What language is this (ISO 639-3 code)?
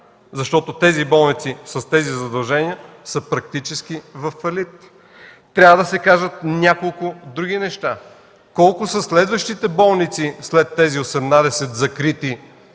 bul